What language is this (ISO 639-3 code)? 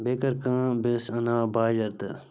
kas